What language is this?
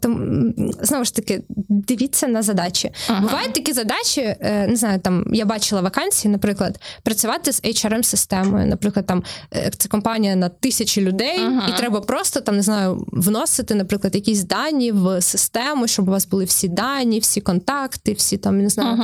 Ukrainian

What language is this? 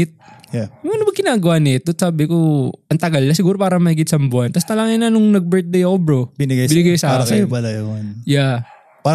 Filipino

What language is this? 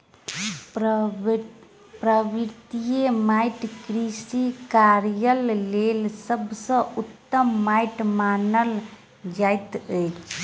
Maithili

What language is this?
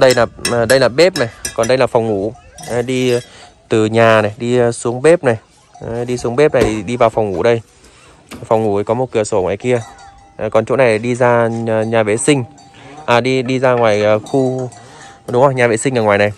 Vietnamese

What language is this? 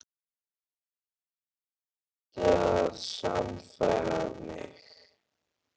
Icelandic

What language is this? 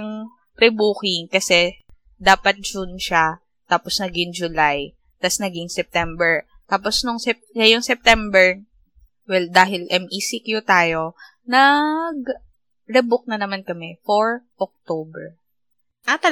Filipino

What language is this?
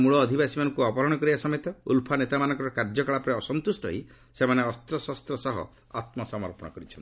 Odia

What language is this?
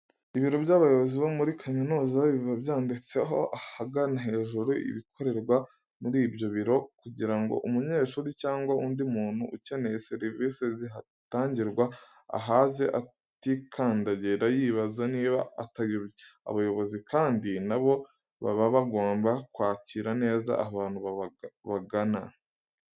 Kinyarwanda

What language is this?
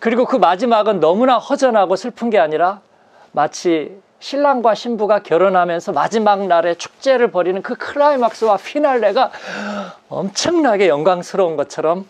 Korean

